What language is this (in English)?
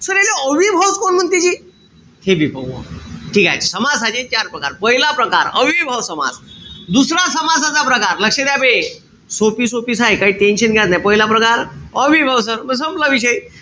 Marathi